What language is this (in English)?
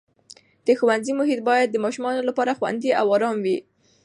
Pashto